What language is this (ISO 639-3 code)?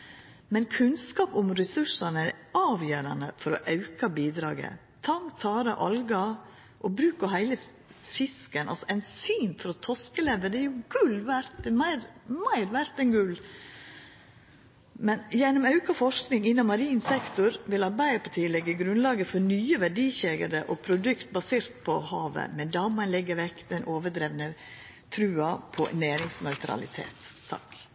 nno